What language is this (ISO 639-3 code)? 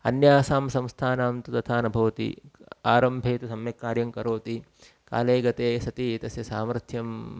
san